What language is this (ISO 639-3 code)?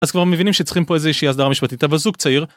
heb